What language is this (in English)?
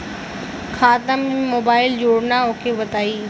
Bhojpuri